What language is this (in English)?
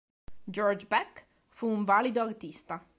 Italian